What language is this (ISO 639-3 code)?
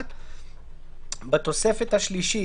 heb